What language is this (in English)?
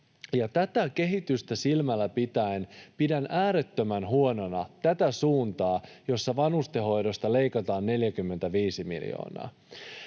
Finnish